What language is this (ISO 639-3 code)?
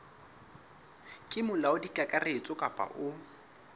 sot